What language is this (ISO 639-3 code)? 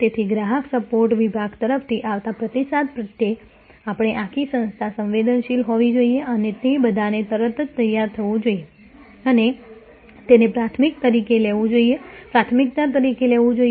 guj